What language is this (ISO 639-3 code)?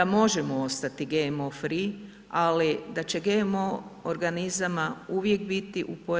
hrv